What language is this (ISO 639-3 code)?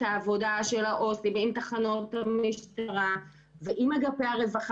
heb